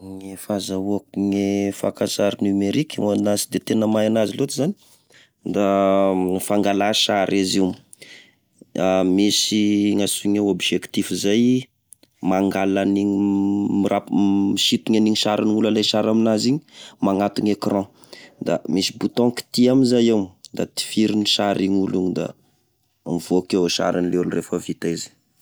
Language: Tesaka Malagasy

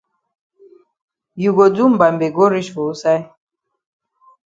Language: Cameroon Pidgin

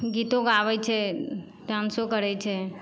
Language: Maithili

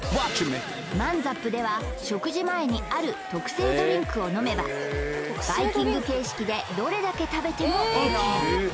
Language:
Japanese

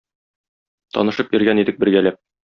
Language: Tatar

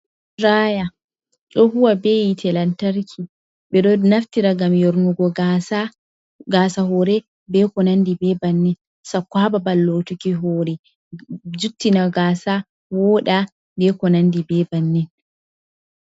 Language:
Fula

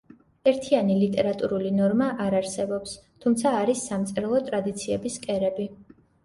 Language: Georgian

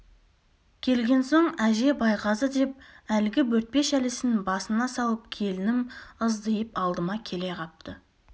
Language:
Kazakh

